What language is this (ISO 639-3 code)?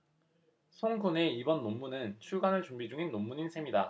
kor